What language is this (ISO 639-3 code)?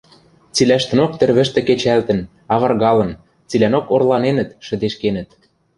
mrj